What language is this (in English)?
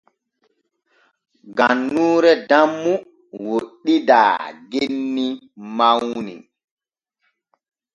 Borgu Fulfulde